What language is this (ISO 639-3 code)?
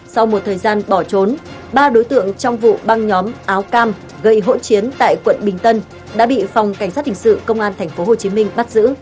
vie